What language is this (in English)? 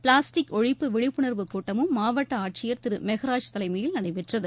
Tamil